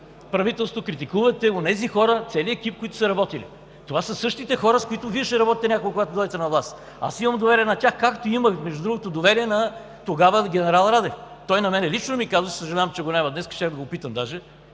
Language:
Bulgarian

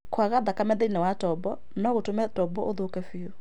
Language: Kikuyu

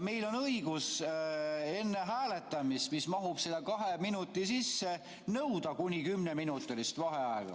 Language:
Estonian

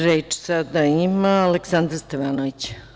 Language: Serbian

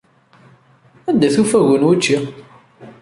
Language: Kabyle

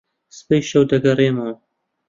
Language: Central Kurdish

